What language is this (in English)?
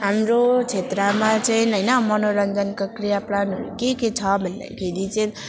Nepali